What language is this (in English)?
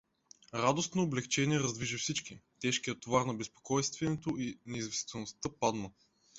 Bulgarian